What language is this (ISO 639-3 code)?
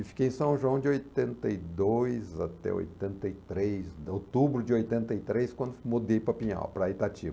por